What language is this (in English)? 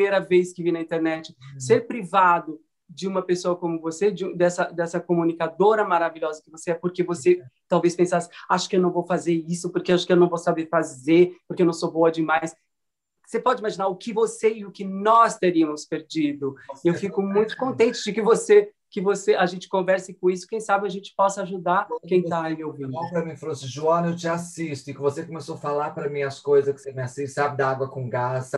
Portuguese